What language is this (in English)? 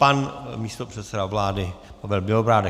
Czech